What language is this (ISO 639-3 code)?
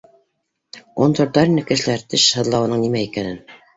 bak